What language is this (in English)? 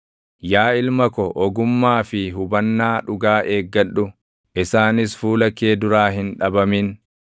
Oromo